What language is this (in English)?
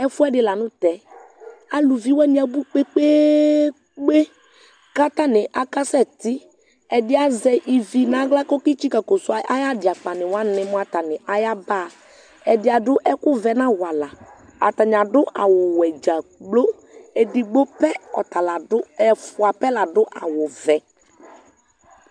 Ikposo